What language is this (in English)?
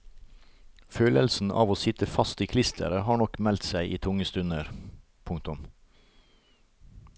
Norwegian